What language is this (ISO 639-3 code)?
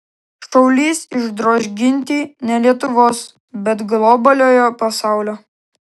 lit